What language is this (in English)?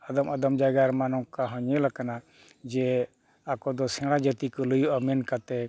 Santali